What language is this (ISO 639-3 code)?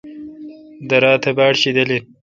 xka